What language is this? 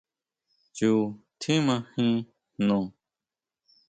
Huautla Mazatec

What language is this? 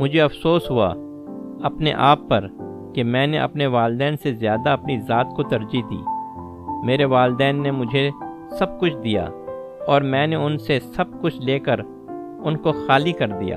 Urdu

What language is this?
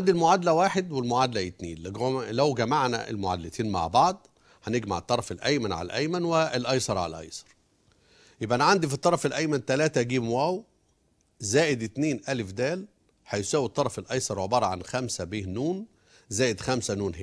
Arabic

